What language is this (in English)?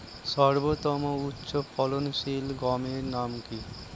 Bangla